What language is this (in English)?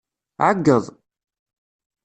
Kabyle